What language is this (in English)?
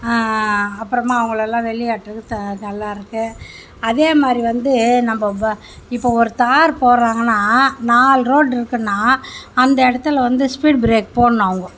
Tamil